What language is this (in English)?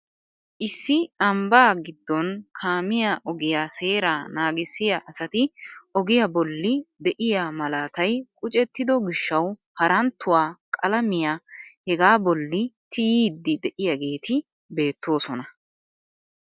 Wolaytta